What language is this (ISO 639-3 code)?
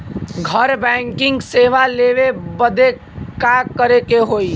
bho